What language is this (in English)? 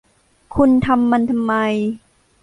Thai